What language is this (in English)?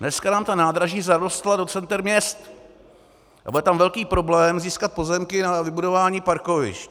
Czech